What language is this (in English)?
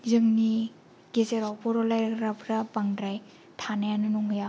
Bodo